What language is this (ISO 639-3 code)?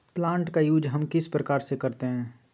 mag